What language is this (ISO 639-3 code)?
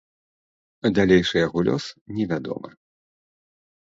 bel